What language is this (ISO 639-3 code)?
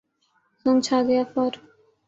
urd